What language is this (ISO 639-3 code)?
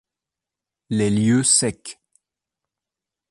fra